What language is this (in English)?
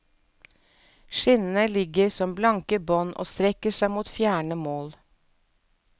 Norwegian